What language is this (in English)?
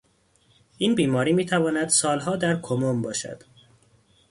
Persian